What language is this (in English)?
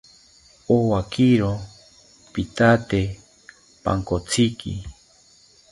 South Ucayali Ashéninka